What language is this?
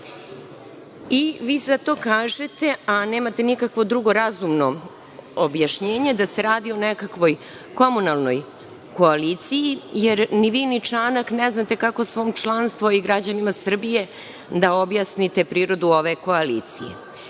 Serbian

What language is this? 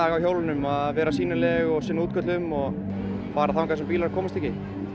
Icelandic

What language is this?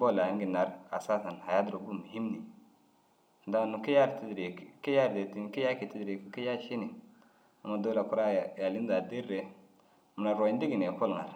Dazaga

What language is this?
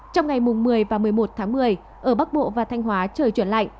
Vietnamese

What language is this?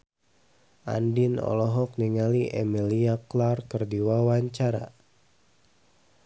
Sundanese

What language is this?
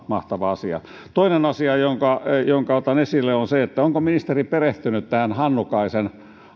Finnish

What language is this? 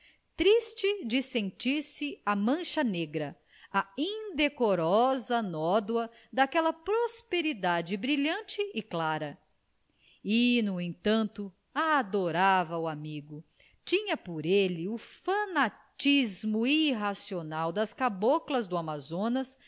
Portuguese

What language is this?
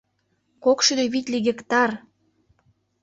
Mari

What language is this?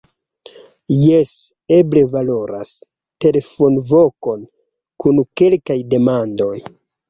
Esperanto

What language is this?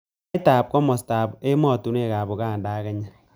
Kalenjin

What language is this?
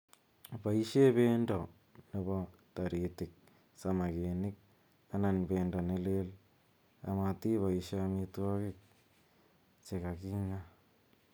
Kalenjin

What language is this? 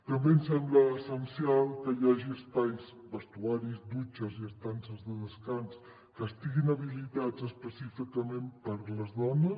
Catalan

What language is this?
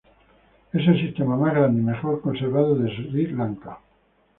Spanish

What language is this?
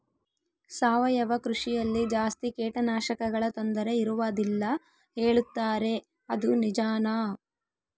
Kannada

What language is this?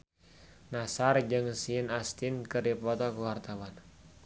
Sundanese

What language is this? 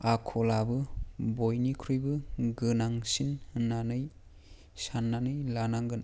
Bodo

